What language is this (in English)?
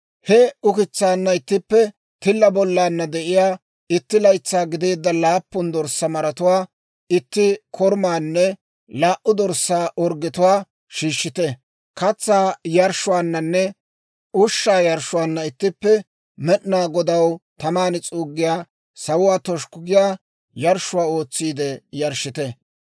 Dawro